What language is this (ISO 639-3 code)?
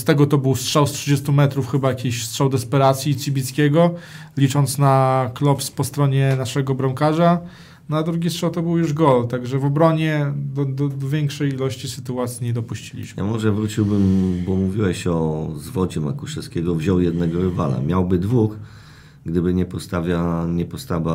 pol